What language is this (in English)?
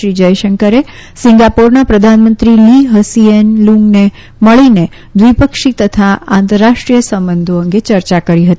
Gujarati